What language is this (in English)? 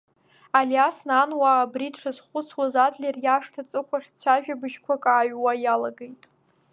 Abkhazian